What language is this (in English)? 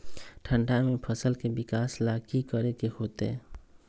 Magahi